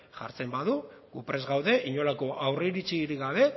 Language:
Basque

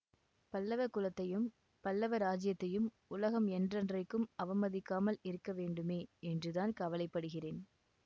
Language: Tamil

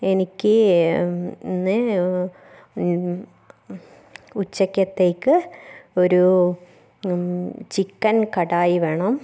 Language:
Malayalam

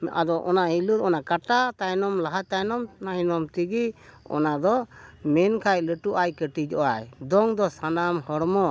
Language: Santali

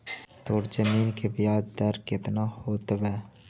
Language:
Magahi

